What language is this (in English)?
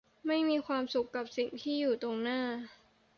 Thai